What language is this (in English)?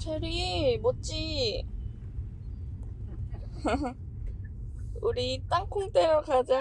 Korean